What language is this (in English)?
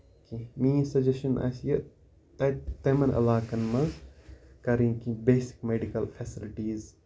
Kashmiri